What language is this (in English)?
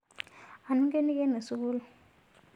Masai